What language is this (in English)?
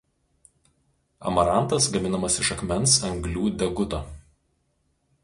Lithuanian